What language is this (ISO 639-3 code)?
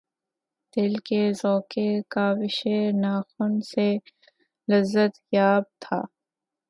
urd